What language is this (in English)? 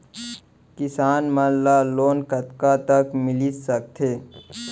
Chhattisgarhi